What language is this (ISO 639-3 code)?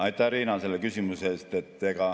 est